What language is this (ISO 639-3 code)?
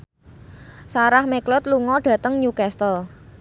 jav